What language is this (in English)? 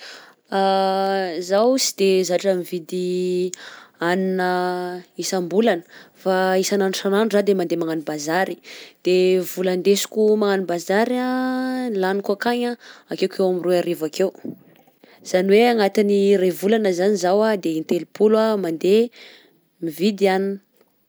Southern Betsimisaraka Malagasy